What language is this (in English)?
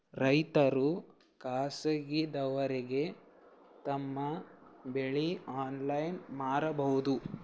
Kannada